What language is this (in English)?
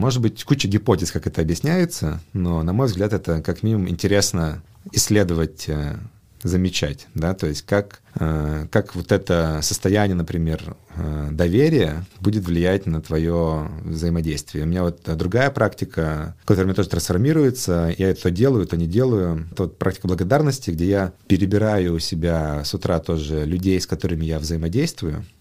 Russian